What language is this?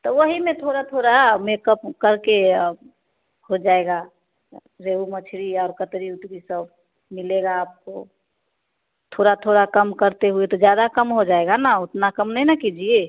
Hindi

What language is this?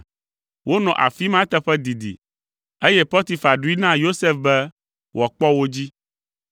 Ewe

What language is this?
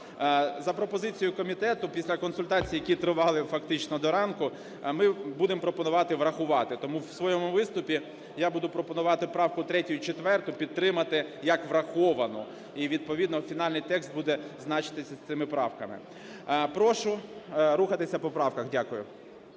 Ukrainian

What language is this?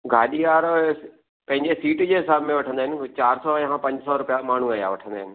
Sindhi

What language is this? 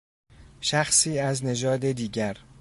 Persian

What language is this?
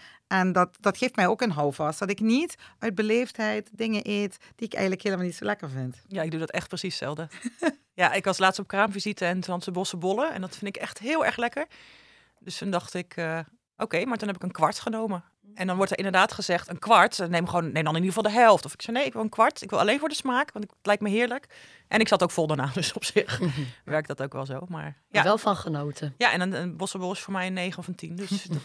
Dutch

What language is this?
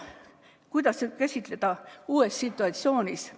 Estonian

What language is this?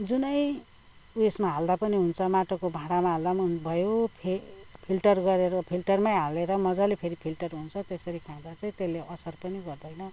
Nepali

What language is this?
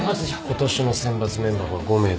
Japanese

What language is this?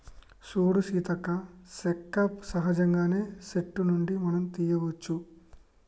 Telugu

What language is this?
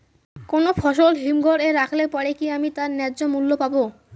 Bangla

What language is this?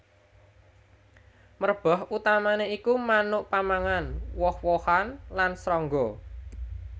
Javanese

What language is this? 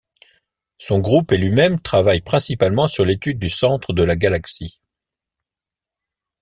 French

